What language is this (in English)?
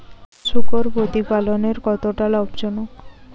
Bangla